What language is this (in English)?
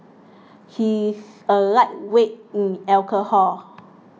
English